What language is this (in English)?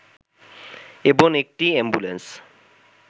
Bangla